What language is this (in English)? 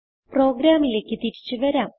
Malayalam